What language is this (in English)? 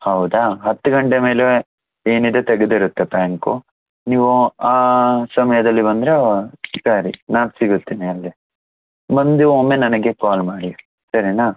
Kannada